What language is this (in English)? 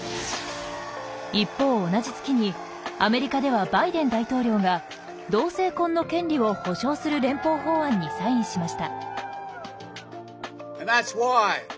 Japanese